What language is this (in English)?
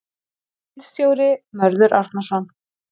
Icelandic